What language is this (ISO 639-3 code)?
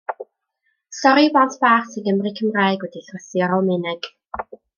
cym